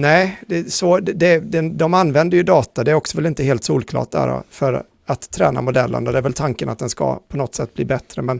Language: Swedish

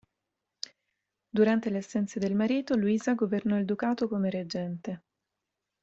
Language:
Italian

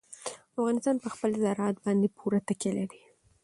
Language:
Pashto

